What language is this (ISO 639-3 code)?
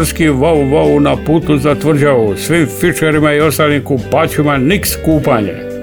hrv